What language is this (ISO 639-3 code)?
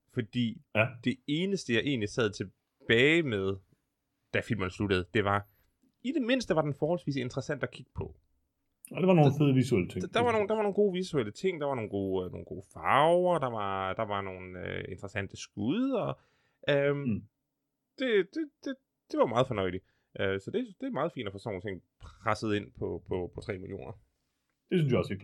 dan